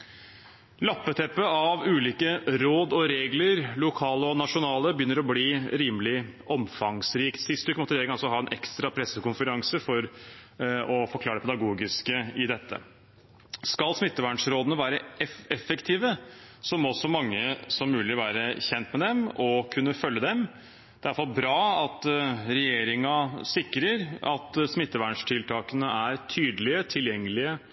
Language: Norwegian Bokmål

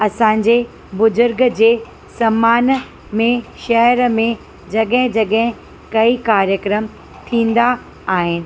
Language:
Sindhi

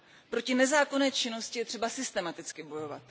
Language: Czech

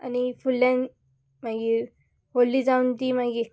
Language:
Konkani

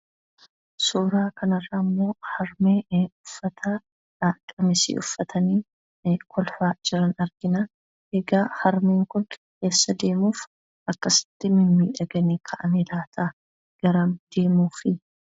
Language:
Oromo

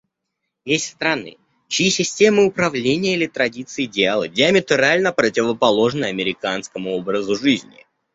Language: Russian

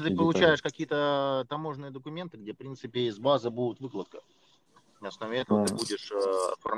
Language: Russian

